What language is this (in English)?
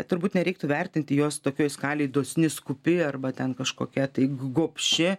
Lithuanian